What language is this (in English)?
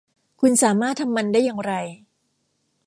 Thai